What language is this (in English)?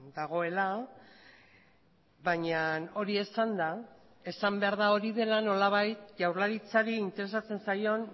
Basque